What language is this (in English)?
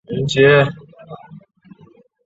Chinese